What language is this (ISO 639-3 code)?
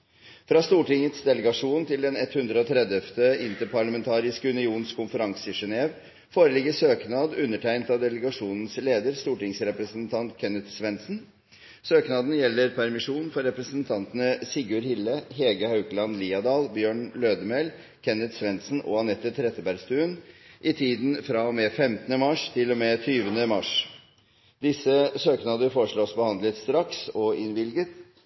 nob